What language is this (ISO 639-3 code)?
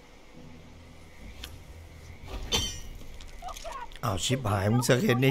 tha